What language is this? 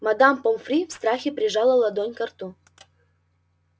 Russian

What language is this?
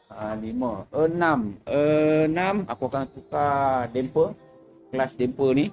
Malay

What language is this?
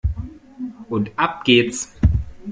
German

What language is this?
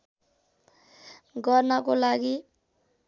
Nepali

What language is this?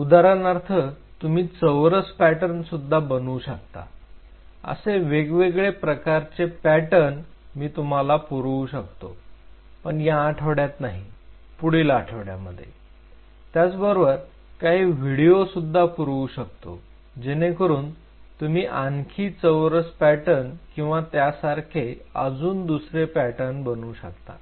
Marathi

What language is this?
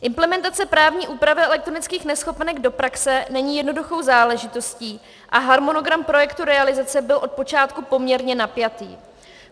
Czech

